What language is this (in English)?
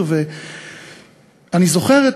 Hebrew